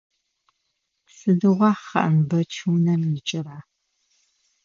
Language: Adyghe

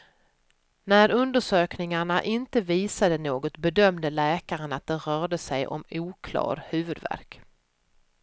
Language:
Swedish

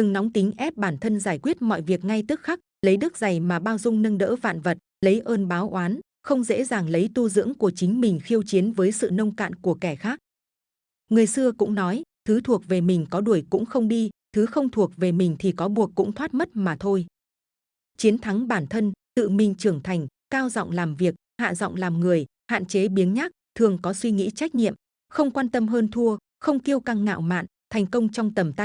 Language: Vietnamese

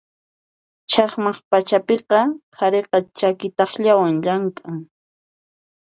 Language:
Puno Quechua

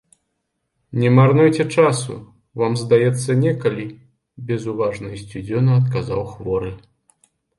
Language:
Belarusian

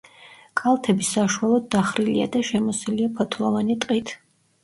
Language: Georgian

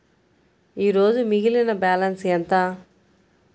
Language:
Telugu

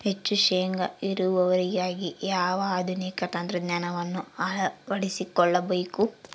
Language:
Kannada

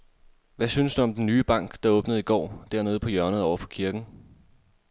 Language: Danish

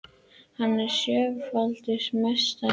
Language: Icelandic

